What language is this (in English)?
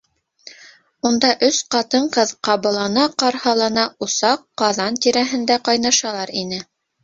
Bashkir